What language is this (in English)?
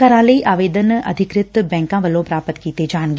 Punjabi